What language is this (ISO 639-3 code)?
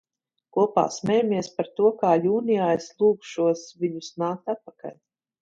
lav